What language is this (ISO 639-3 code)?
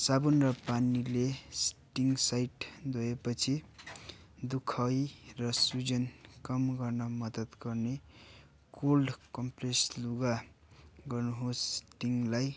nep